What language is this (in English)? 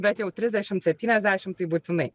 Lithuanian